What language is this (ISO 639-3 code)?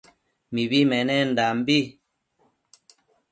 mcf